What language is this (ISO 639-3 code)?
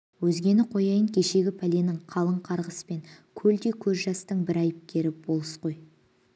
kaz